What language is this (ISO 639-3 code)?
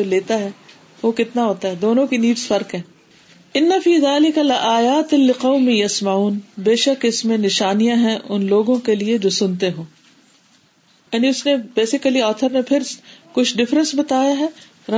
urd